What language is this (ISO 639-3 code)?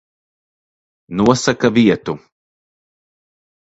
lav